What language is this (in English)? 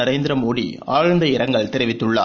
Tamil